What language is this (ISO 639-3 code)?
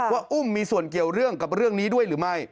tha